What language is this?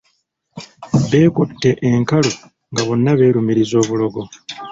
Ganda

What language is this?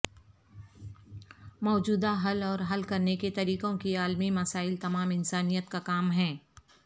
Urdu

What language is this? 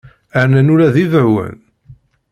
Kabyle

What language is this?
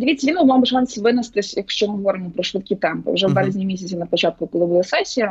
Ukrainian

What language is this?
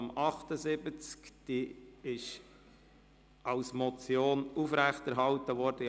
Swiss German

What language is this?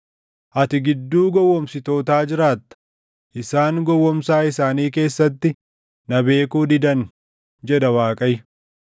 Oromo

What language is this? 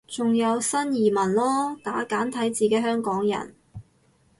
Cantonese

